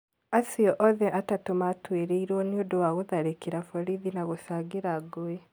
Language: Kikuyu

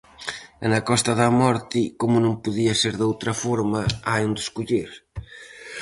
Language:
Galician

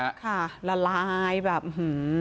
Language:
Thai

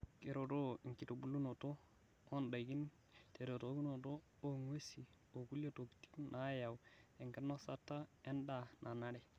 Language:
Masai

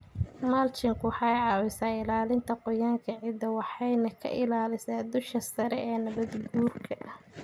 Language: Somali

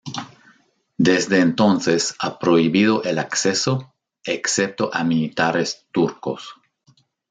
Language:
Spanish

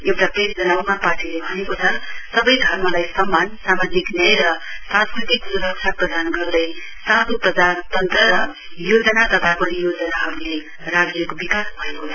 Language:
Nepali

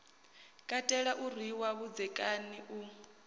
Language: Venda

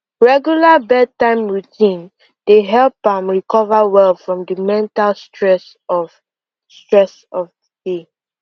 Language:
Nigerian Pidgin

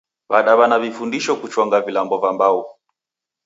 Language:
Taita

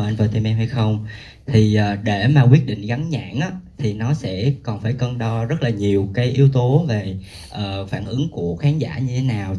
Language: Vietnamese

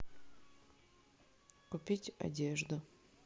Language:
Russian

